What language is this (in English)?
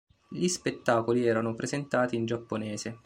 Italian